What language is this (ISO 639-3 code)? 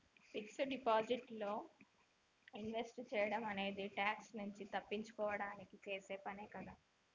tel